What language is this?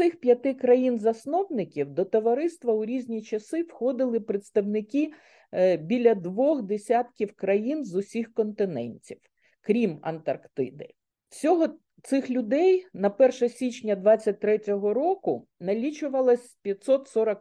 Ukrainian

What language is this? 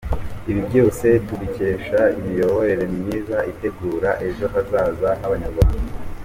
Kinyarwanda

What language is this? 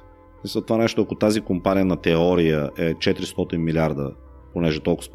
Bulgarian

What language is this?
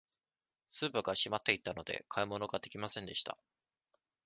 Japanese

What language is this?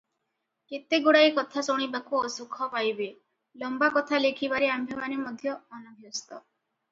Odia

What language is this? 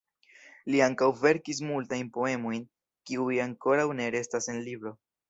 Esperanto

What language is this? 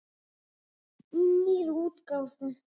Icelandic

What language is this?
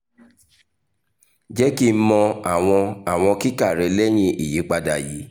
Yoruba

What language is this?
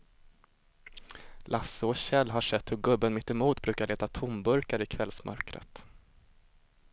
Swedish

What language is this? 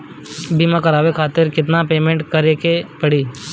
Bhojpuri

